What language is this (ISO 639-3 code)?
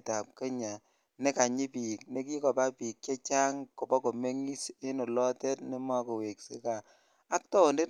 kln